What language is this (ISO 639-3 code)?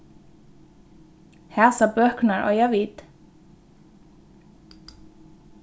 fao